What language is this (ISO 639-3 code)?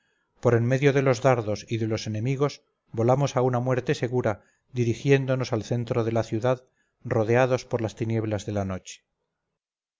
spa